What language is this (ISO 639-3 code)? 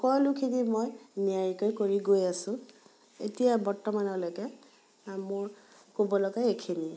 asm